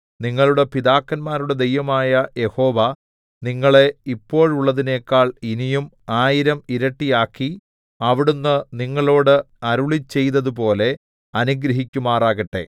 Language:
Malayalam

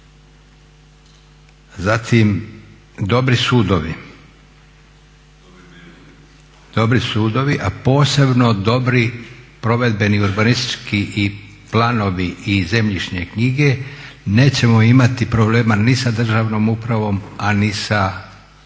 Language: Croatian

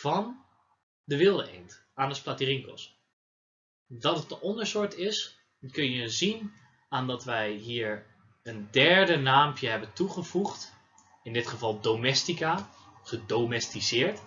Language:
Dutch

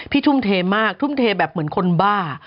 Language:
Thai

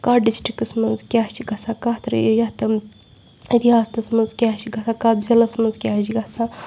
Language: Kashmiri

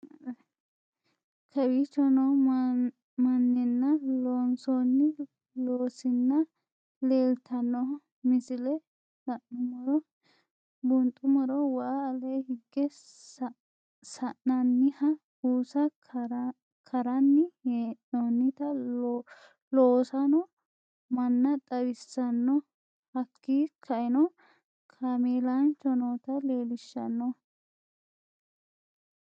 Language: Sidamo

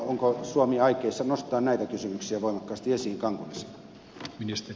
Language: Finnish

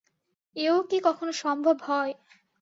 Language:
Bangla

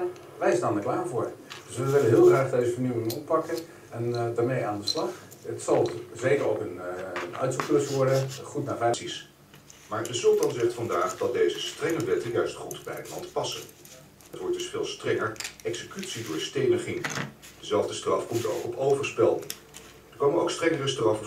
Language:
Dutch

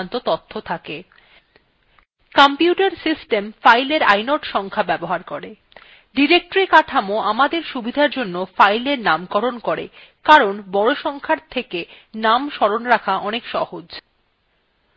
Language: Bangla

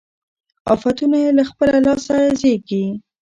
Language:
Pashto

